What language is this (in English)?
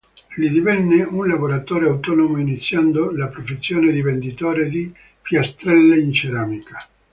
Italian